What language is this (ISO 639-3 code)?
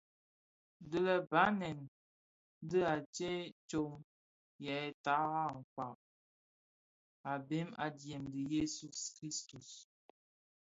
ksf